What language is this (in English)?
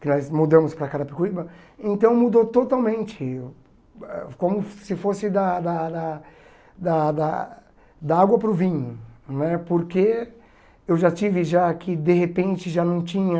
Portuguese